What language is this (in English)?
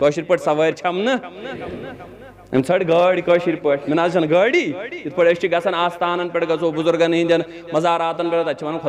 Arabic